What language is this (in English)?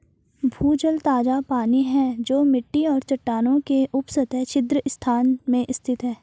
Hindi